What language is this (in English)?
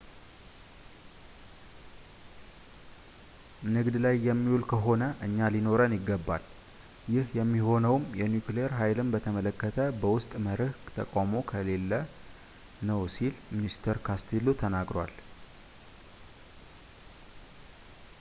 Amharic